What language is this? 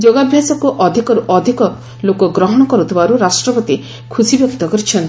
Odia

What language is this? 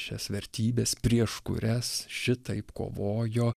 Lithuanian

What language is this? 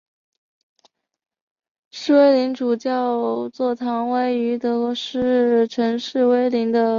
Chinese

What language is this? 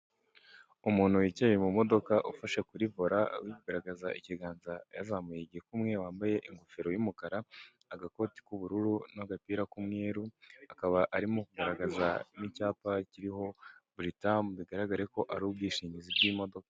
Kinyarwanda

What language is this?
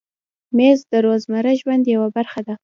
Pashto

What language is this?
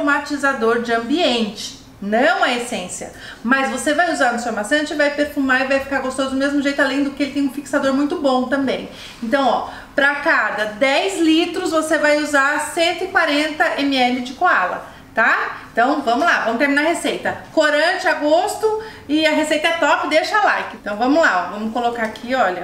Portuguese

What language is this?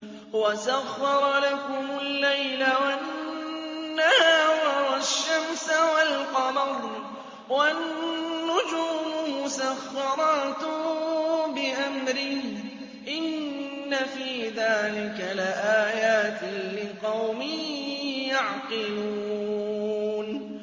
Arabic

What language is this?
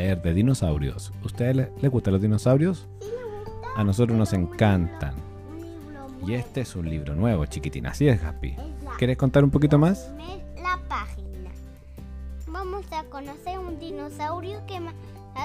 Spanish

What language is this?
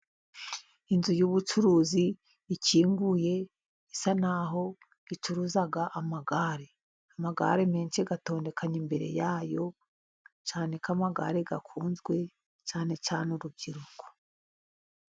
Kinyarwanda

